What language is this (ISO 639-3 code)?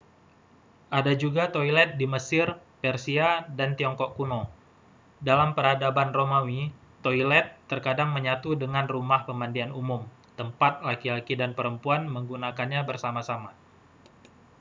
ind